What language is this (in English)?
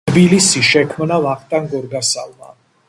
Georgian